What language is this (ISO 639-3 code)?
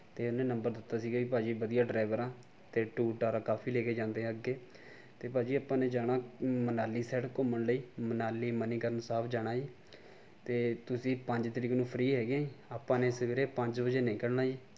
pan